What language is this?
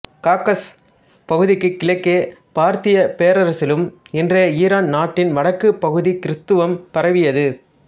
Tamil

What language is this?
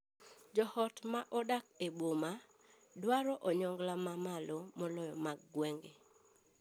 Luo (Kenya and Tanzania)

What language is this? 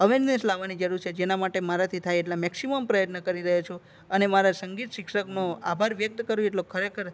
Gujarati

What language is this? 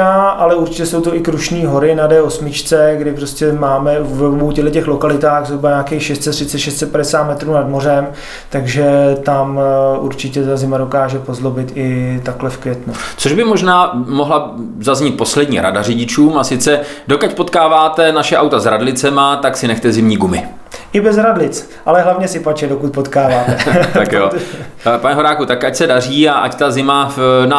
Czech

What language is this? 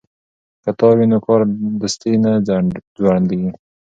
Pashto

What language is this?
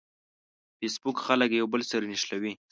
Pashto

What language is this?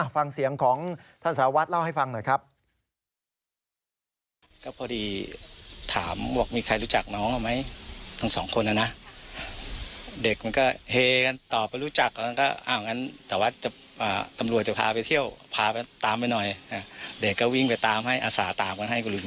Thai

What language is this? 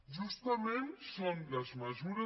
Catalan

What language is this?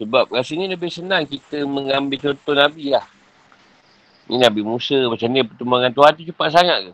Malay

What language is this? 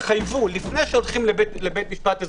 Hebrew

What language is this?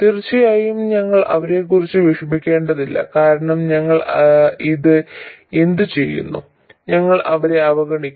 Malayalam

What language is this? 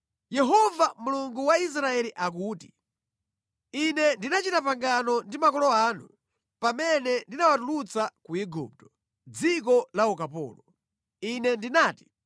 Nyanja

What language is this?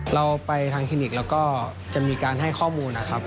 Thai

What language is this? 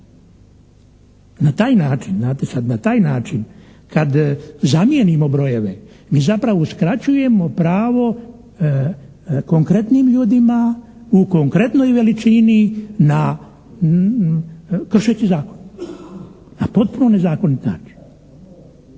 Croatian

